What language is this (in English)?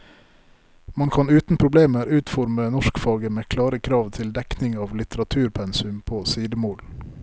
Norwegian